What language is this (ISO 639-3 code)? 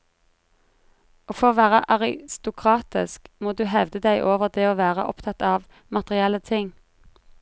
nor